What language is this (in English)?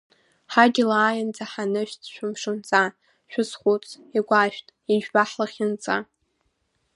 Abkhazian